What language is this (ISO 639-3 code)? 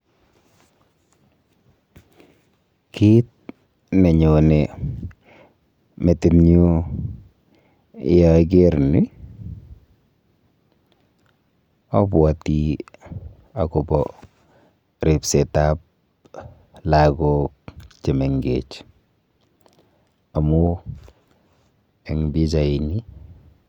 kln